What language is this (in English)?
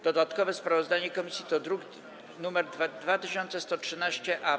Polish